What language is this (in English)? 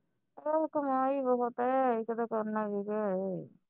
Punjabi